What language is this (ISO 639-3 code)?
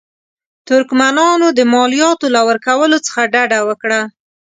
pus